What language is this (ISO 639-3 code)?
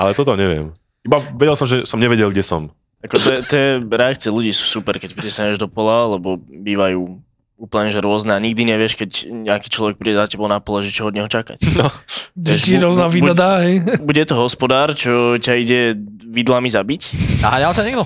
slk